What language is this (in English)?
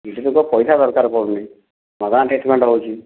Odia